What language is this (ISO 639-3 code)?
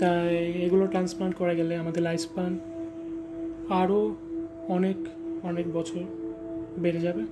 ben